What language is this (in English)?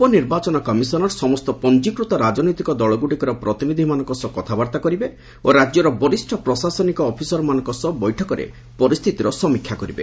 Odia